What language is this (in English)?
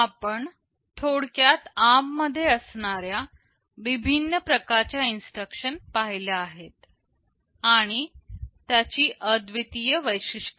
Marathi